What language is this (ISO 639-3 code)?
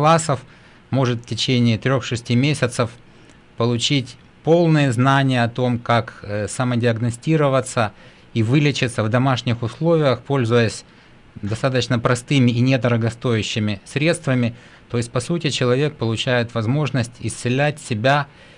rus